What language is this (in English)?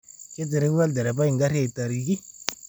Masai